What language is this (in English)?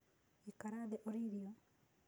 Kikuyu